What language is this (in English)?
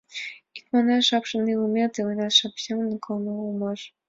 Mari